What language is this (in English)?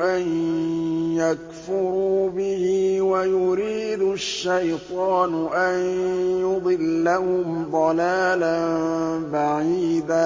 Arabic